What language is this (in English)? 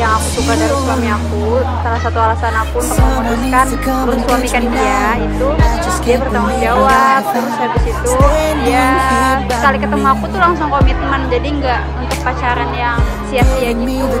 Indonesian